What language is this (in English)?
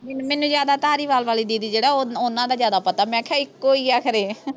Punjabi